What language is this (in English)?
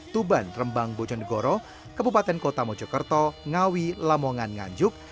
Indonesian